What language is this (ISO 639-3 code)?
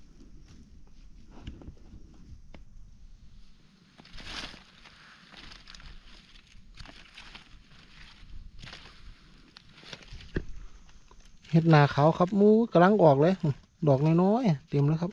tha